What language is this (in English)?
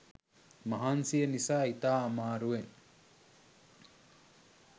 Sinhala